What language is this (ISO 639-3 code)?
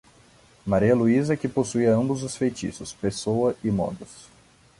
por